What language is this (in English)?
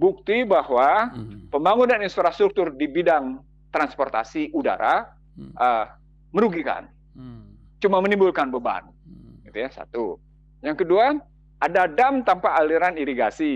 Indonesian